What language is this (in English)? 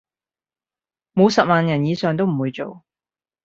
Cantonese